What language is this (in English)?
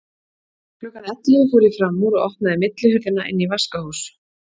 Icelandic